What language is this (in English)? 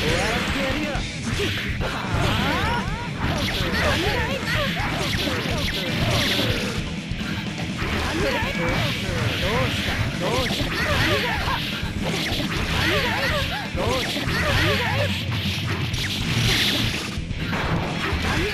Japanese